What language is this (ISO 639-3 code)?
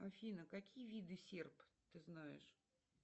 rus